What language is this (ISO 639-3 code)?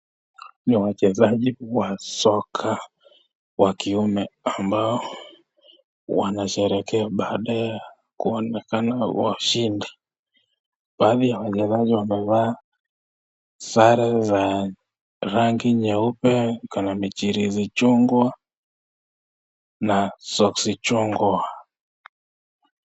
swa